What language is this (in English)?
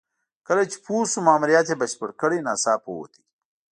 Pashto